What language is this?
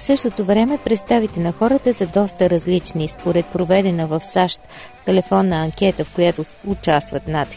Bulgarian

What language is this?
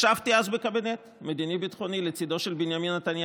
Hebrew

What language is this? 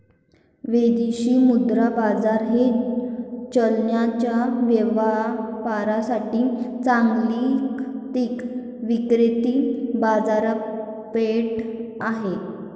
Marathi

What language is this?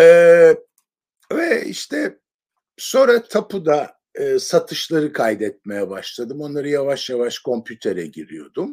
Turkish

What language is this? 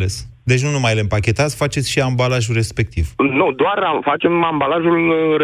Romanian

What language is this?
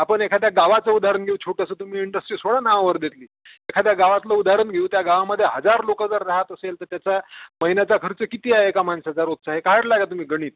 Marathi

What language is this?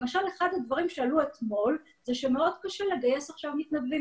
Hebrew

